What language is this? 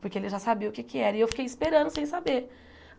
Portuguese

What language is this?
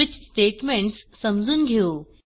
Marathi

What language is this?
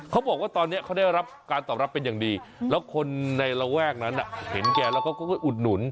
Thai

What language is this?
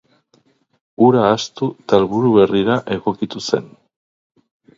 Basque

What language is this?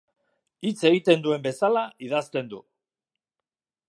Basque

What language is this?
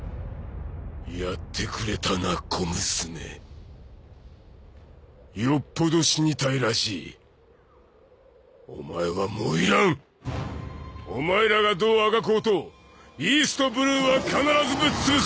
Japanese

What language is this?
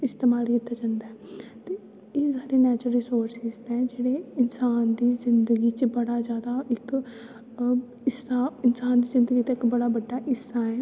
Dogri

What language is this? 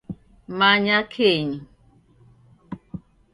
Taita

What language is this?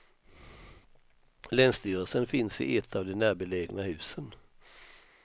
Swedish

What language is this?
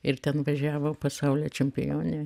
Lithuanian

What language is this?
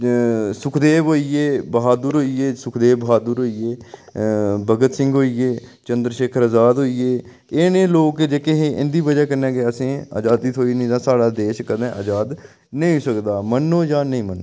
Dogri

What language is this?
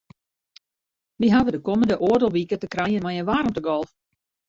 Western Frisian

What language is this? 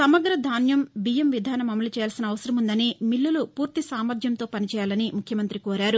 Telugu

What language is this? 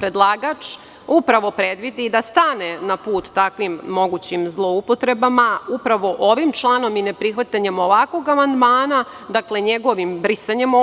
Serbian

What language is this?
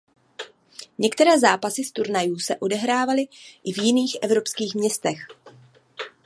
Czech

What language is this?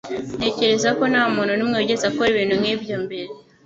Kinyarwanda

